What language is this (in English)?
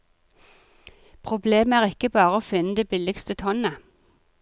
Norwegian